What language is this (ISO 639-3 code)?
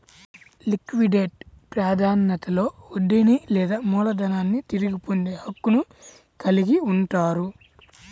tel